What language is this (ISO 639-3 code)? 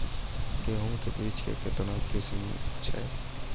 mai